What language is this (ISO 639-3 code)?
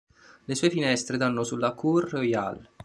ita